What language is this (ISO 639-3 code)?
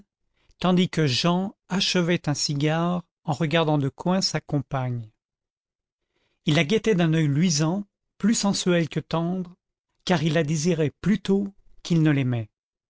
fra